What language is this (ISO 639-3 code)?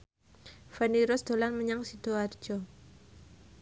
jav